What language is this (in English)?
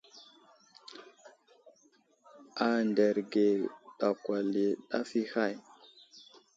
Wuzlam